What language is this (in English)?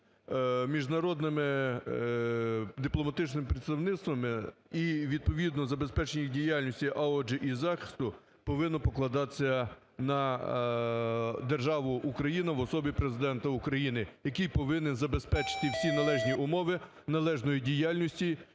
Ukrainian